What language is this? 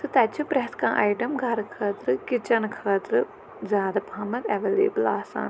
Kashmiri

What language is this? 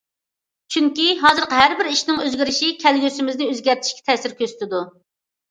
Uyghur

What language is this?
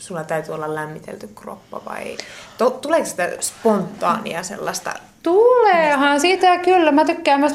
Finnish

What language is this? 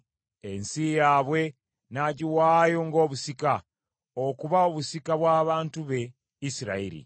Ganda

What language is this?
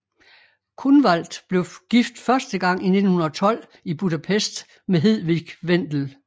Danish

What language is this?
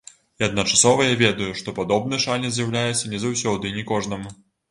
Belarusian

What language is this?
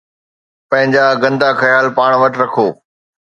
Sindhi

